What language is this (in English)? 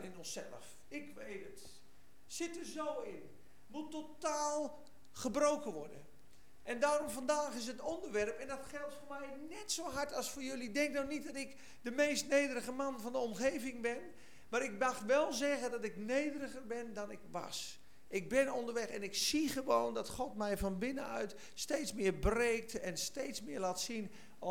Dutch